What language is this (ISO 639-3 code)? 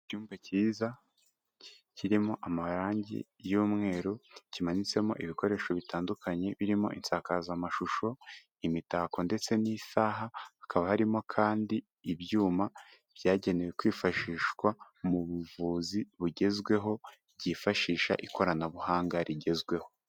kin